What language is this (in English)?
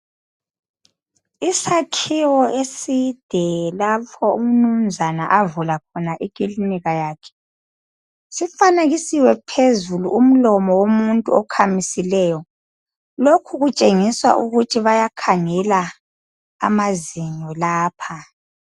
North Ndebele